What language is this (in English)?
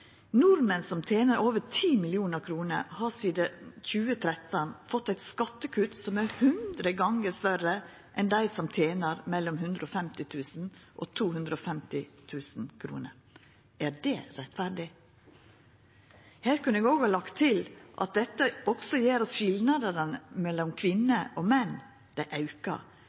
Norwegian Nynorsk